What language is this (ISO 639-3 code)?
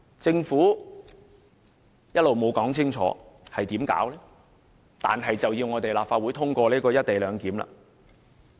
yue